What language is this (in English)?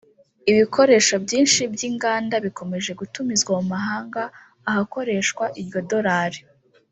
Kinyarwanda